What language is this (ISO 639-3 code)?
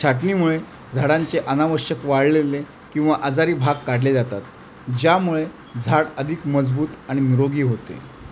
mar